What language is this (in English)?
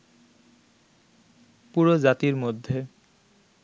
Bangla